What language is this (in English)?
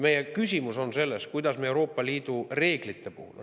Estonian